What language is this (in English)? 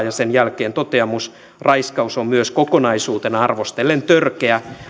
Finnish